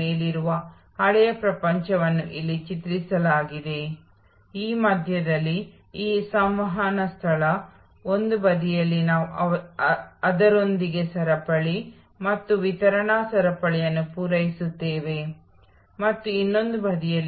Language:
Kannada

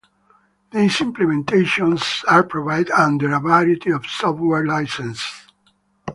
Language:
English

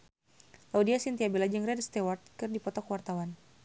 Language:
Sundanese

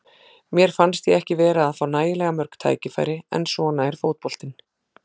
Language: Icelandic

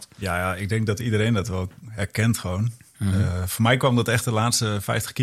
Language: Dutch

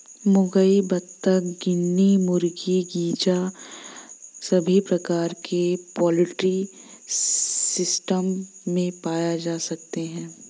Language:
Hindi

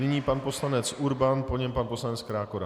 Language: Czech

